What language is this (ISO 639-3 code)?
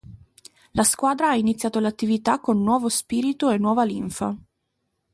ita